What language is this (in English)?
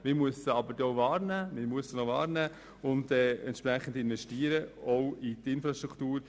Swiss German